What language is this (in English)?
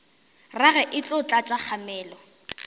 Northern Sotho